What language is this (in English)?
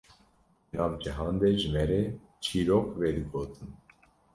Kurdish